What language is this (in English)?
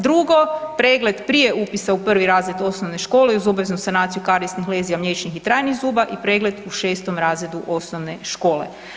Croatian